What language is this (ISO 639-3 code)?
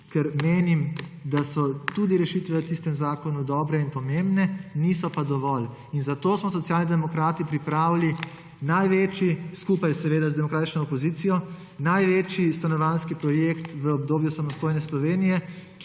slv